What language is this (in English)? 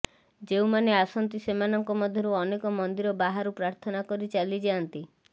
Odia